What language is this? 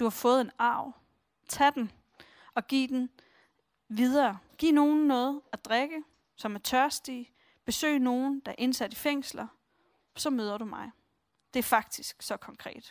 Danish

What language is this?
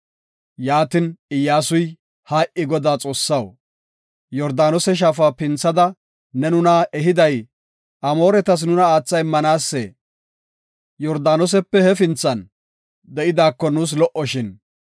Gofa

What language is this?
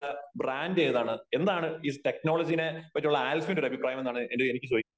Malayalam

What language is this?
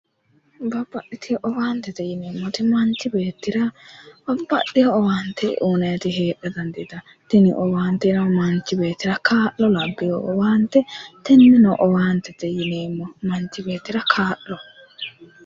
Sidamo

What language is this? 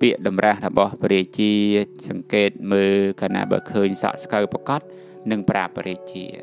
Thai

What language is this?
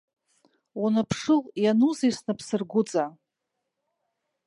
Abkhazian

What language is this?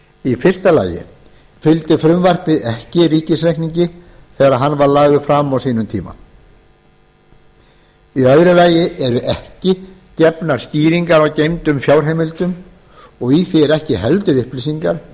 Icelandic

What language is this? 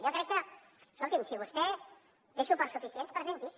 Catalan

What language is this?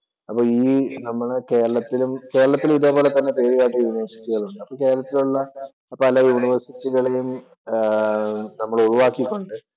Malayalam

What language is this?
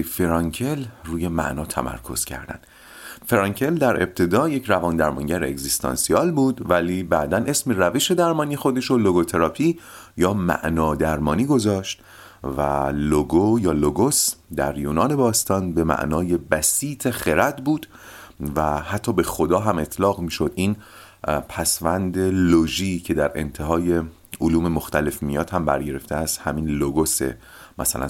Persian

